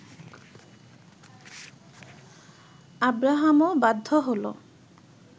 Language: Bangla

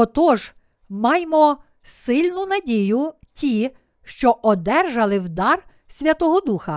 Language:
Ukrainian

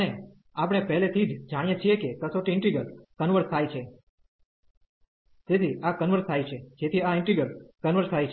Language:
Gujarati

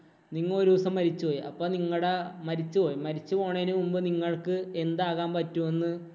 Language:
Malayalam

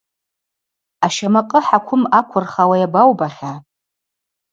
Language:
Abaza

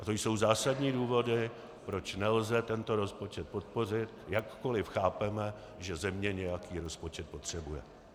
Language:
Czech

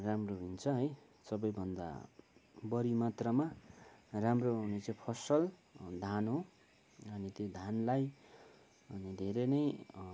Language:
Nepali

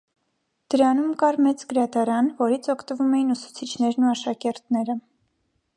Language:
Armenian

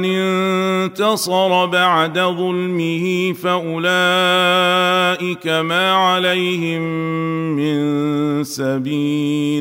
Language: Arabic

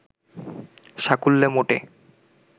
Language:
Bangla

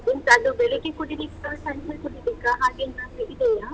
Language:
Kannada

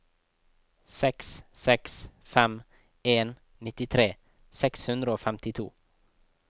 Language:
Norwegian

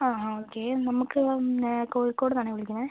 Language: Malayalam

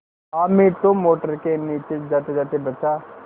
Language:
Hindi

